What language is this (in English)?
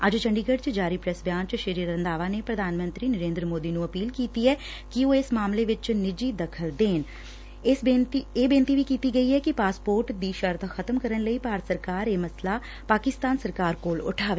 Punjabi